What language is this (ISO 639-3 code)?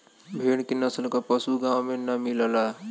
bho